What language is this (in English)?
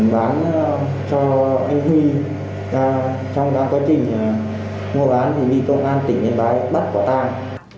Vietnamese